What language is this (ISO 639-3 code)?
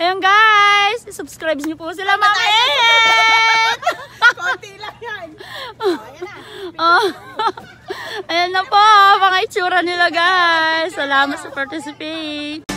ind